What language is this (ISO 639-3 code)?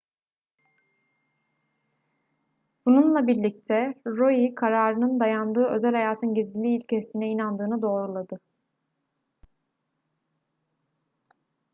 tur